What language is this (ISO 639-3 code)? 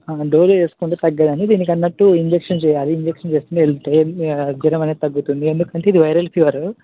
tel